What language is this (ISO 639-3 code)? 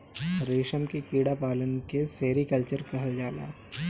bho